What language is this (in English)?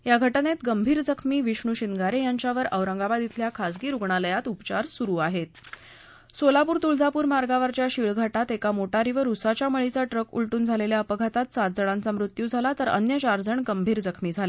Marathi